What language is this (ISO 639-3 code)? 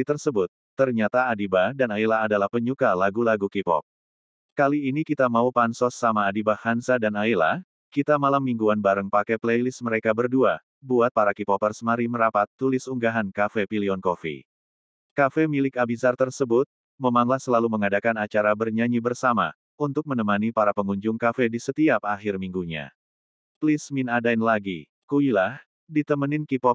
ind